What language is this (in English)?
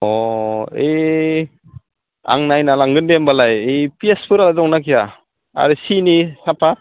Bodo